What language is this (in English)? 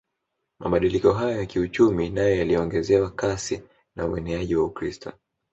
Swahili